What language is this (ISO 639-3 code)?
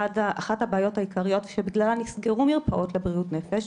heb